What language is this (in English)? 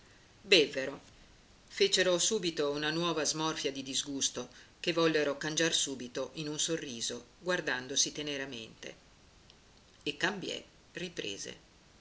Italian